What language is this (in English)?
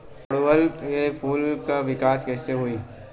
Bhojpuri